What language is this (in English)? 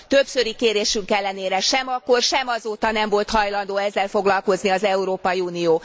Hungarian